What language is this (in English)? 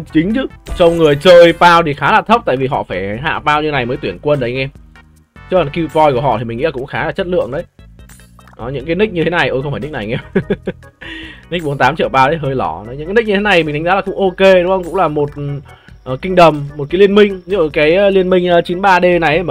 Vietnamese